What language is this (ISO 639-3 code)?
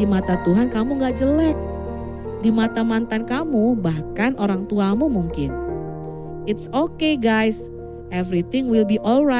ind